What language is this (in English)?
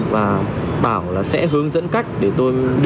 Vietnamese